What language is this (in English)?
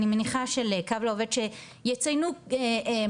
Hebrew